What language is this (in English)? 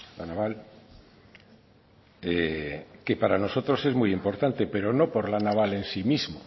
Spanish